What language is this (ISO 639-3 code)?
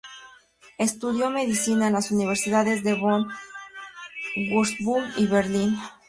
spa